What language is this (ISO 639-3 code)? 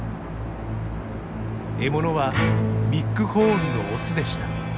jpn